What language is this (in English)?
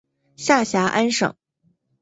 Chinese